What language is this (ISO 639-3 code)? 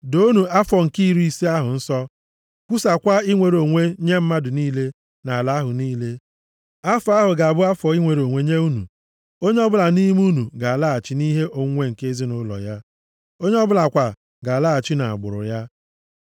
ibo